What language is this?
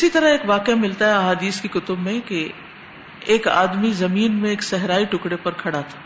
Urdu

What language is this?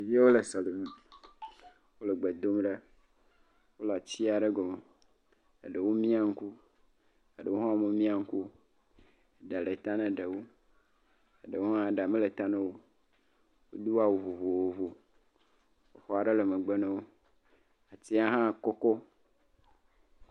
Ewe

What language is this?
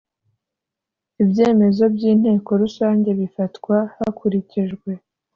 Kinyarwanda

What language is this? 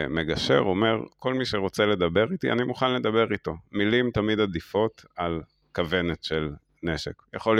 Hebrew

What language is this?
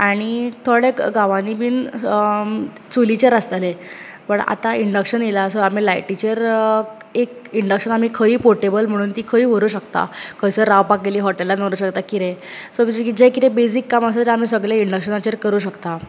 Konkani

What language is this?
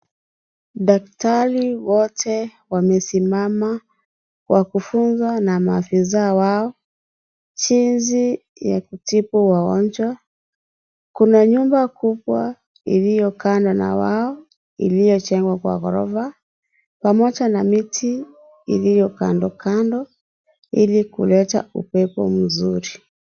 Swahili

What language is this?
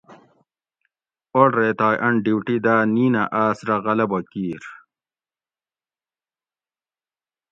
Gawri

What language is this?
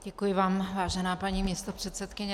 Czech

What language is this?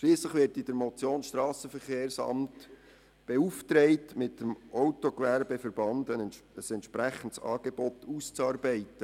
Swiss German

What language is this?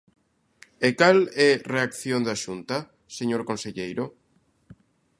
Galician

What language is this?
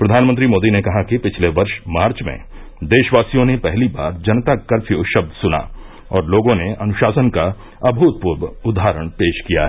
Hindi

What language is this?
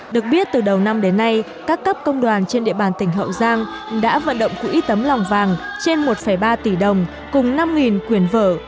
Vietnamese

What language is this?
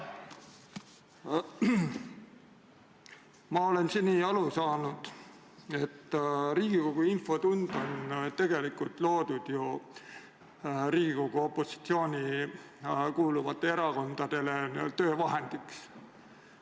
Estonian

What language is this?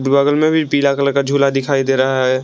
Hindi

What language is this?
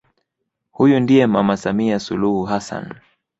Swahili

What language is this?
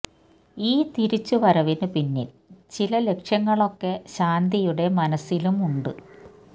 Malayalam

